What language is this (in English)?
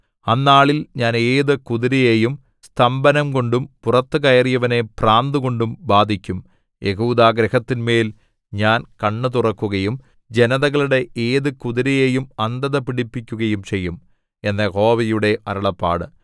Malayalam